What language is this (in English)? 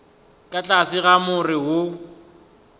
Northern Sotho